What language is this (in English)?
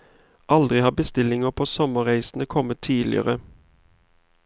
Norwegian